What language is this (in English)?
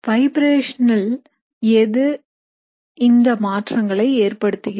Tamil